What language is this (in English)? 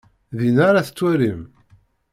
Kabyle